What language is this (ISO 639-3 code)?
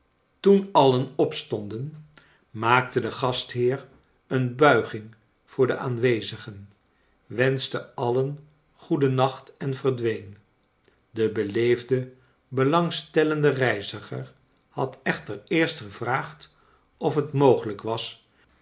nld